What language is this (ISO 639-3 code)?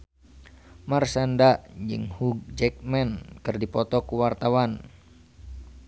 sun